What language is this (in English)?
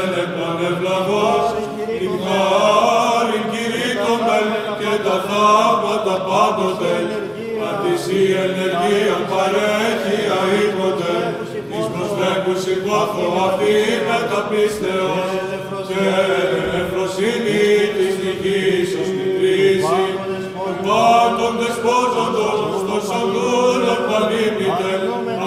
Greek